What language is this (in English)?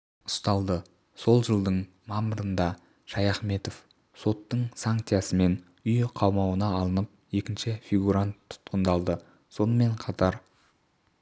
Kazakh